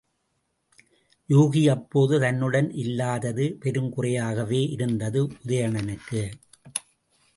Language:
Tamil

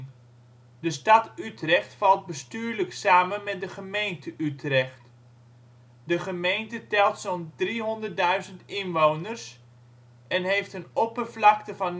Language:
Dutch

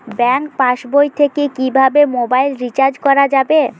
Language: Bangla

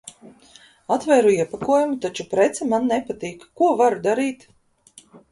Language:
Latvian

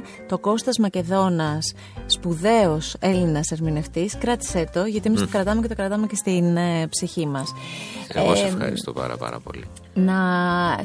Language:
Greek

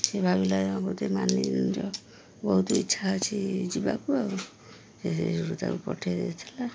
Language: Odia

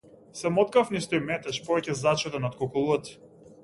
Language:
Macedonian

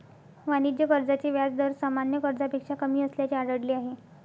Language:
Marathi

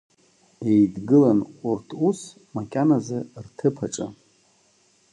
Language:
Abkhazian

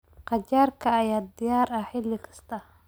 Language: Somali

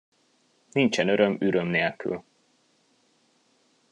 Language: Hungarian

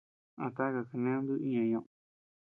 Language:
Tepeuxila Cuicatec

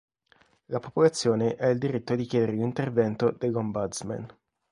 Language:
Italian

